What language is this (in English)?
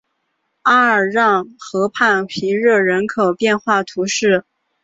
Chinese